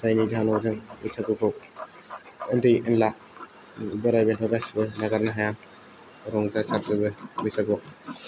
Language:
Bodo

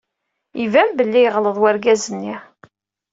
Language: Kabyle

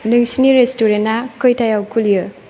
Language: Bodo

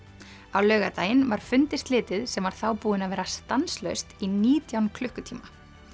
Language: Icelandic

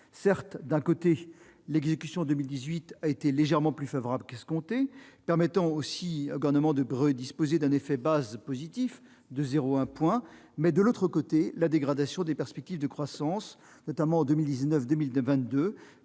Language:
French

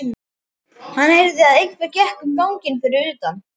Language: Icelandic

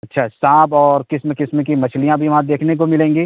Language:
Urdu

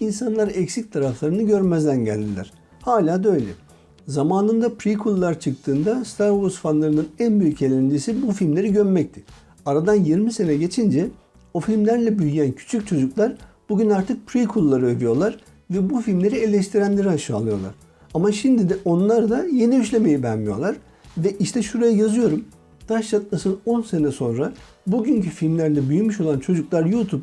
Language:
Turkish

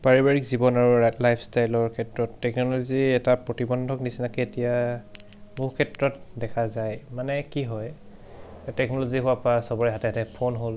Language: Assamese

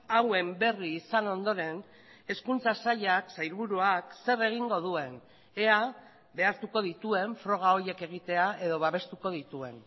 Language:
Basque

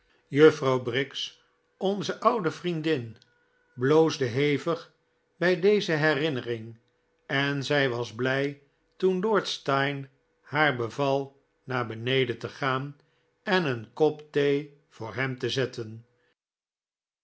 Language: Dutch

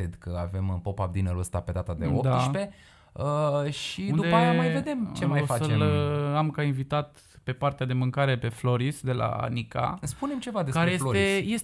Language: Romanian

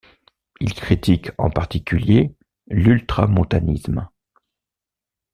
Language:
French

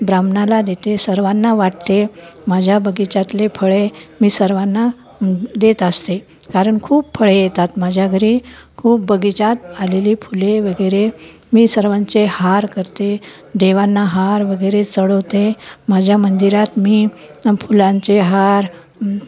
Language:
Marathi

